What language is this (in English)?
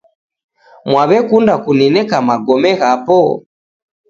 Taita